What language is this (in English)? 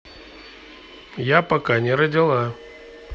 Russian